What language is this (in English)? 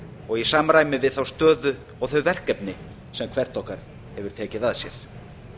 Icelandic